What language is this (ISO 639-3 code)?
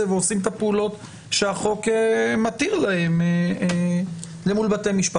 heb